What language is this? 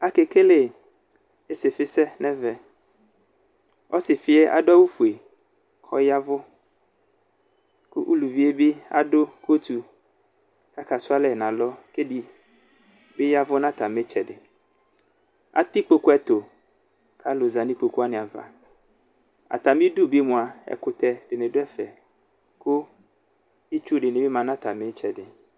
Ikposo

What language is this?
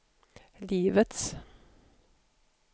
Swedish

